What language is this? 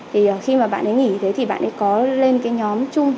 Vietnamese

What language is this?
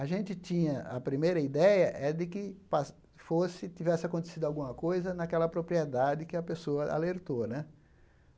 Portuguese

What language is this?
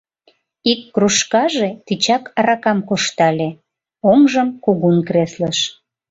Mari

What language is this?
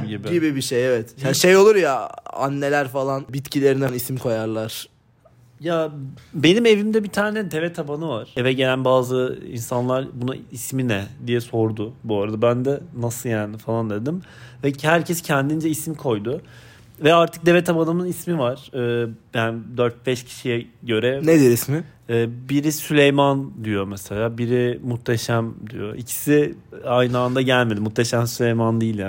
Turkish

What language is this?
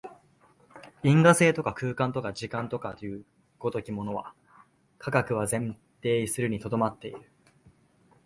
Japanese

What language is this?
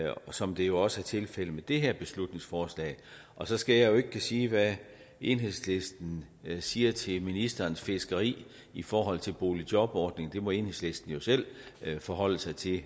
Danish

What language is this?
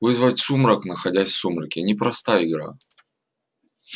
Russian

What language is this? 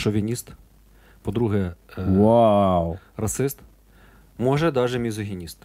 Ukrainian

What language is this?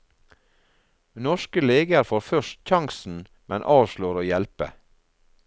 Norwegian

